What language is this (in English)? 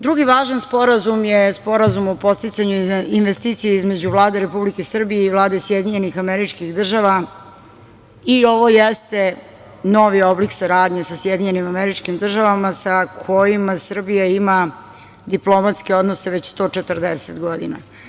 Serbian